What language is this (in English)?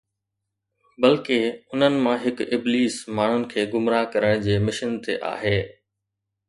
Sindhi